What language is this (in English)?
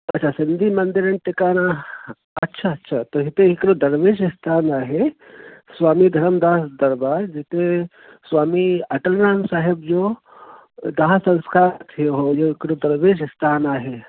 Sindhi